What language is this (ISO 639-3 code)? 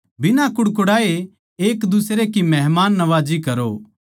bgc